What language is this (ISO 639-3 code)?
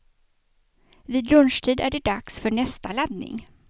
swe